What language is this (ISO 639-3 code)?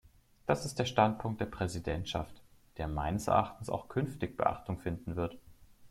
deu